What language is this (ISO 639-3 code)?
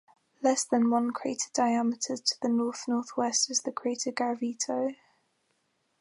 eng